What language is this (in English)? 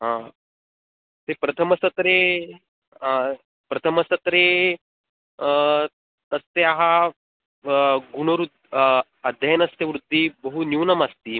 Sanskrit